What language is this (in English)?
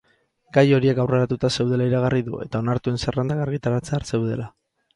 Basque